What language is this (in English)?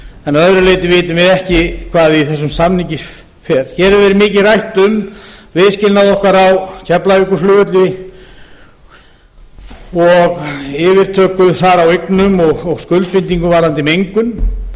Icelandic